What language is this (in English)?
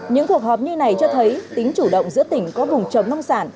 Vietnamese